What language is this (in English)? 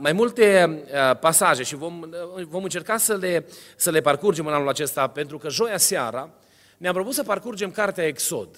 Romanian